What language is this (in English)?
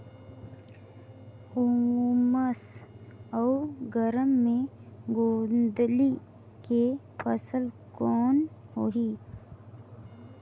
Chhattisgarhi